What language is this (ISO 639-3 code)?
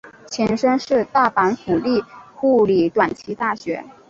zho